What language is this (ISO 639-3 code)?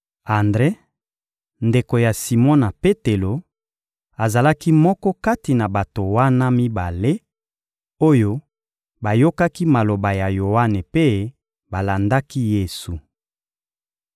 lin